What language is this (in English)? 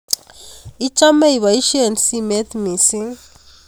Kalenjin